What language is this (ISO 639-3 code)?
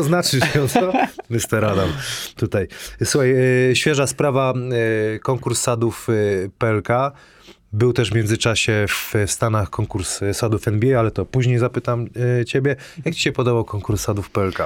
pol